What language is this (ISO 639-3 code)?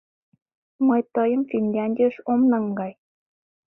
chm